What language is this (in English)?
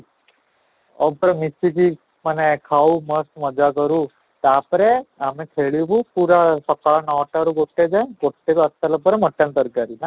Odia